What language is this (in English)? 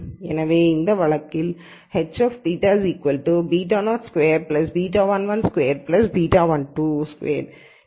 Tamil